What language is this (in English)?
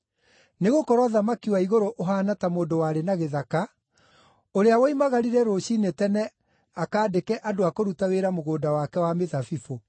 Kikuyu